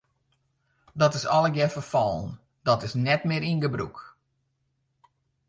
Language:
Western Frisian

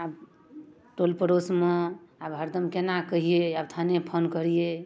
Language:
Maithili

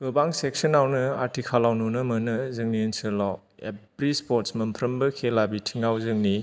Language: Bodo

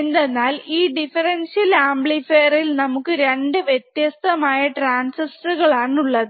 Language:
Malayalam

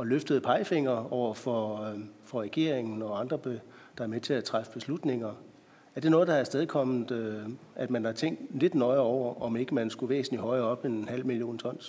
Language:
Danish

